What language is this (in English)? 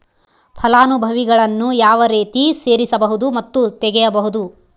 Kannada